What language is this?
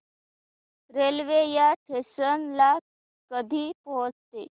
Marathi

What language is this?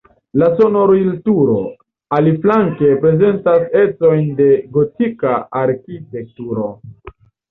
Esperanto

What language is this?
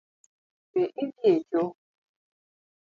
Luo (Kenya and Tanzania)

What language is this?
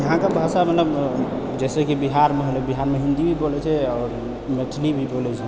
Maithili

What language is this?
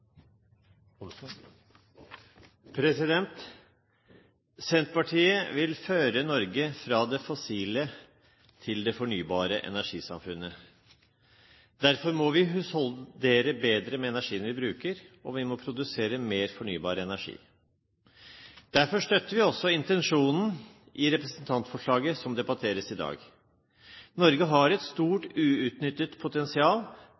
Norwegian Bokmål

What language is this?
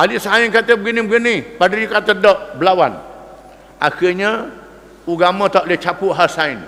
Malay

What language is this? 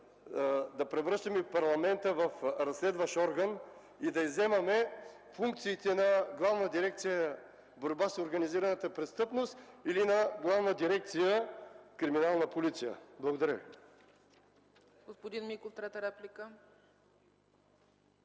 Bulgarian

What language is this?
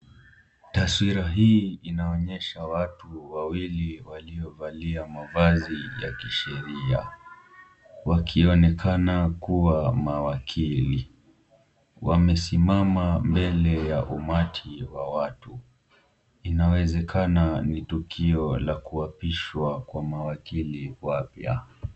Swahili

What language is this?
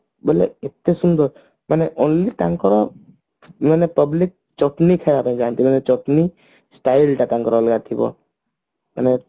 Odia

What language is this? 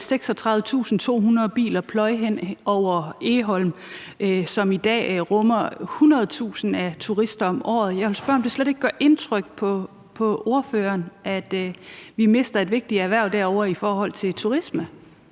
Danish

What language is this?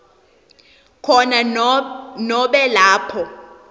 Swati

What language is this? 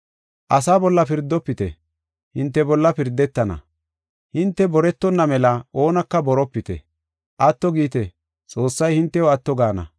Gofa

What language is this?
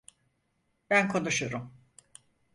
Turkish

